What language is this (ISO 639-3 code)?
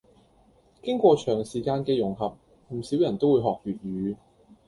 yue